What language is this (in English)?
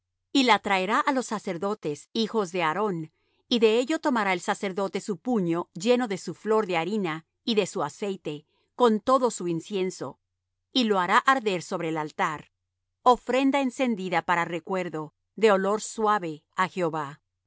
Spanish